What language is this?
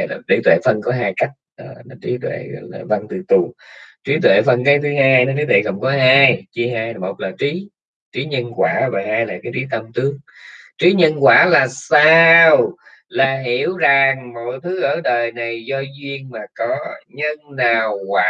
Vietnamese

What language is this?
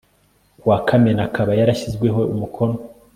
Kinyarwanda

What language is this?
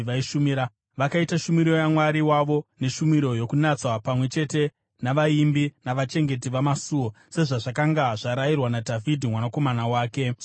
Shona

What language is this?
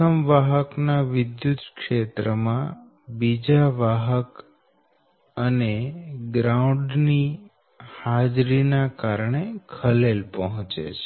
Gujarati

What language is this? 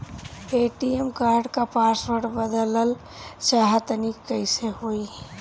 Bhojpuri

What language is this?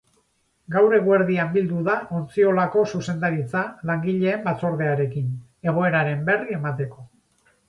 Basque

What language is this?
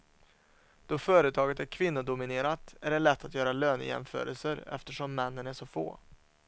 Swedish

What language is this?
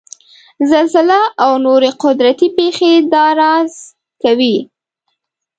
Pashto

